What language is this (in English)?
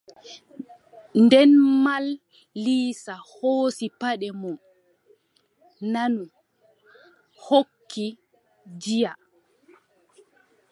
Adamawa Fulfulde